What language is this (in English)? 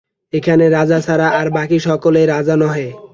Bangla